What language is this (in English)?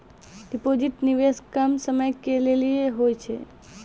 Maithili